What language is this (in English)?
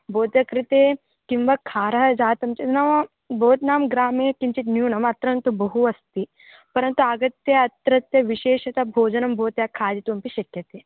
Sanskrit